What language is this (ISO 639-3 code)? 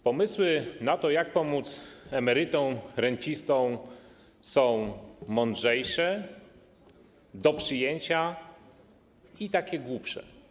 pol